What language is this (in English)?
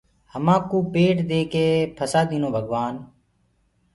Gurgula